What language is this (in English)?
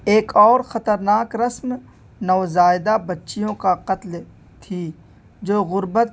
Urdu